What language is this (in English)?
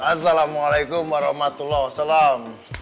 Indonesian